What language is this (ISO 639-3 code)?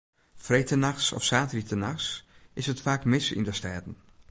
fry